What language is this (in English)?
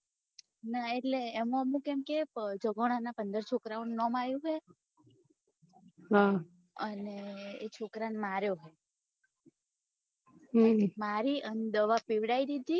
Gujarati